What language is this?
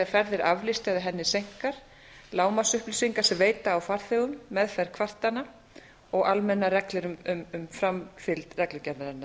Icelandic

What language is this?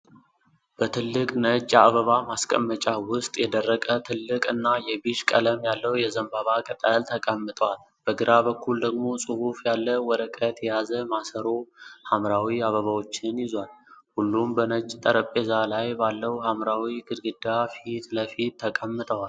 Amharic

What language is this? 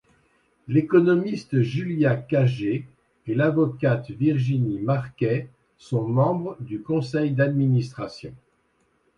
French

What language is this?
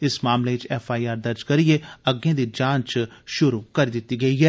Dogri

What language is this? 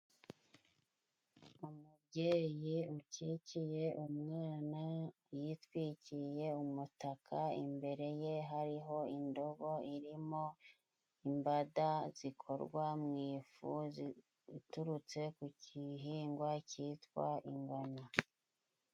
Kinyarwanda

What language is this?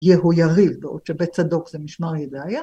Hebrew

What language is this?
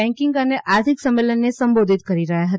Gujarati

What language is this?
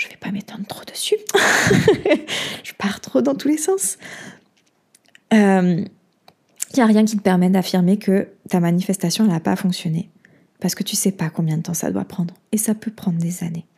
French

